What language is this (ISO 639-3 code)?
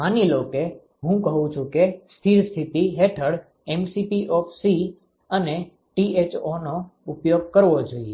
guj